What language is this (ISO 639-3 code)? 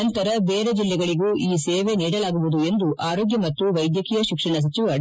kan